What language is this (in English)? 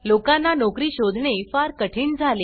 Marathi